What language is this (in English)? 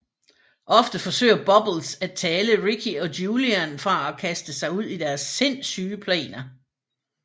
Danish